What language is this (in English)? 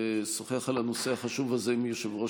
Hebrew